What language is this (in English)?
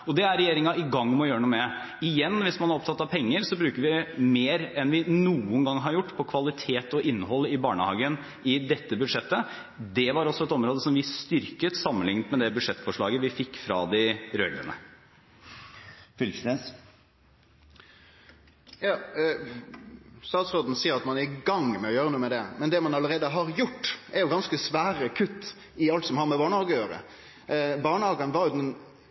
Norwegian